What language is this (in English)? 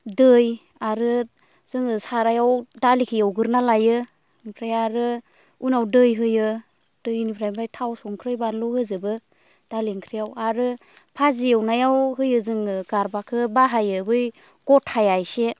Bodo